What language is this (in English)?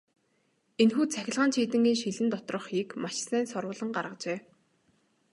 Mongolian